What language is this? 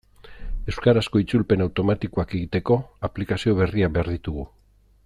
Basque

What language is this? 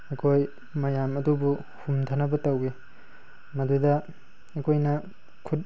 Manipuri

